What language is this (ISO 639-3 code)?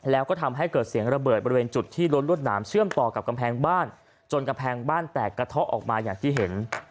tha